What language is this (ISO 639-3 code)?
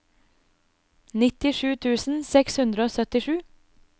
nor